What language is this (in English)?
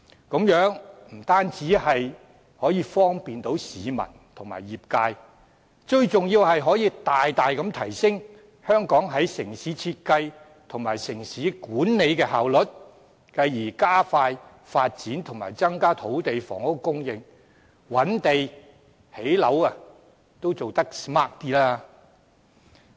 Cantonese